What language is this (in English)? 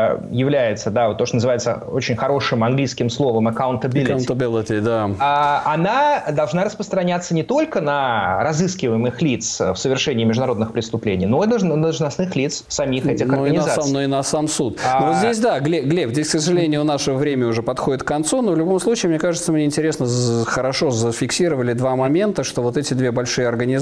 Russian